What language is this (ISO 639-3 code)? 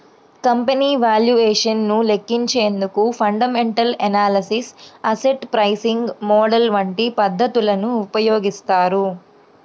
tel